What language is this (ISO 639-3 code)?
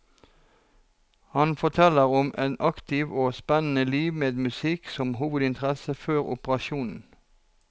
nor